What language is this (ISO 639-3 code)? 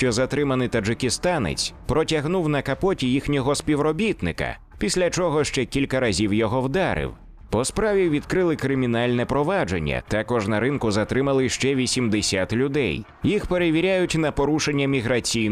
rus